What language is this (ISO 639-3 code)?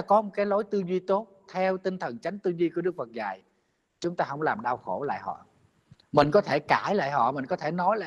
vie